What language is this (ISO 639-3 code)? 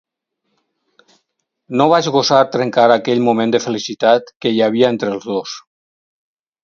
cat